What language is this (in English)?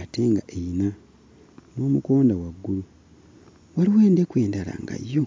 Ganda